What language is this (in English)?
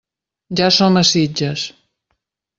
Catalan